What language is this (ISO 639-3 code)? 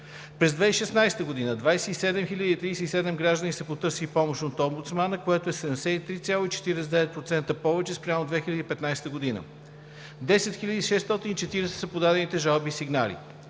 bul